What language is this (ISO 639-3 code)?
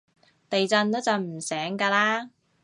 yue